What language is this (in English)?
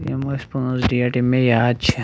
Kashmiri